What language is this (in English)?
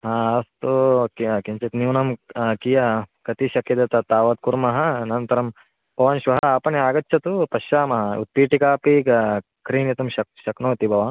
Sanskrit